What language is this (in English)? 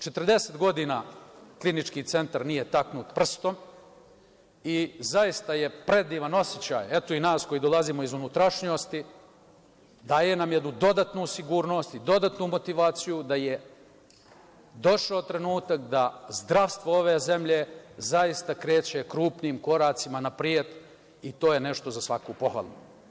Serbian